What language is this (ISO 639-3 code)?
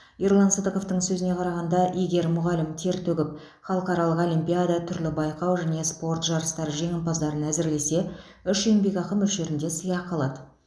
kaz